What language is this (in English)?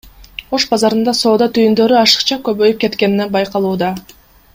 Kyrgyz